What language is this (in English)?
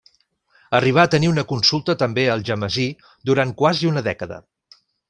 Catalan